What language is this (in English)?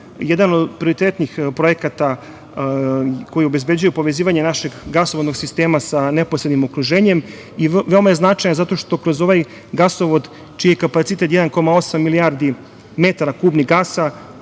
Serbian